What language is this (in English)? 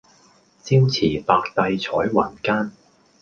Cantonese